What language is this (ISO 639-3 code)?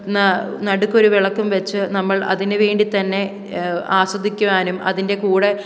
mal